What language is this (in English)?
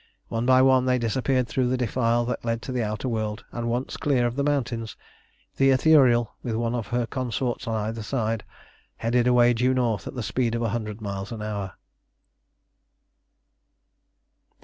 English